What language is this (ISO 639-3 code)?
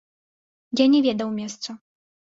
bel